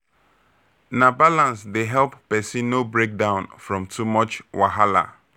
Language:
Nigerian Pidgin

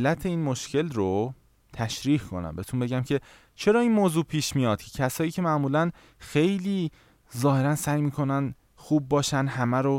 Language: Persian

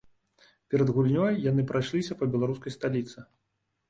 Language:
Belarusian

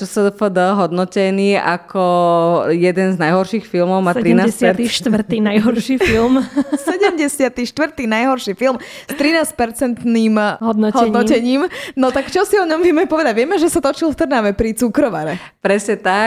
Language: Slovak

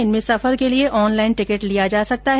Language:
Hindi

